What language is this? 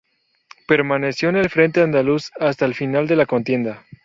Spanish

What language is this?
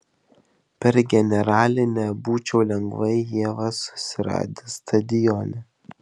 Lithuanian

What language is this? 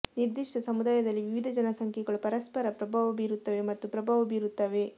Kannada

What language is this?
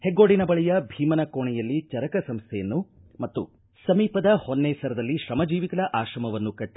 Kannada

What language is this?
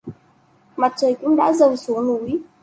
Vietnamese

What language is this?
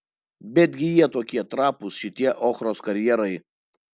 Lithuanian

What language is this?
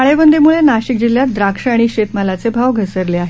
Marathi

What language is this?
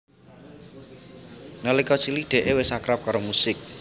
Javanese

